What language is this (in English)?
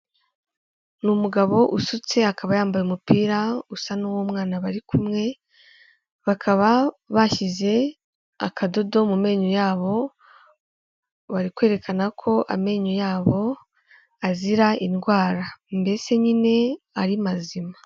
Kinyarwanda